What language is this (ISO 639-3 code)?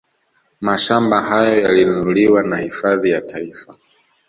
swa